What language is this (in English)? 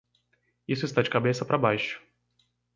Portuguese